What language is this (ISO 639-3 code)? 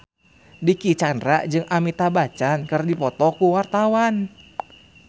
sun